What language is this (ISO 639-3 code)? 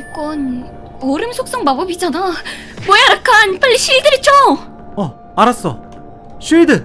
kor